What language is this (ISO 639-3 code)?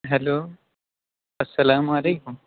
urd